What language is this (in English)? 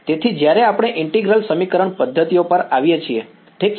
Gujarati